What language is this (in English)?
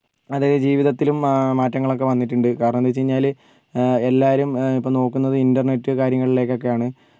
Malayalam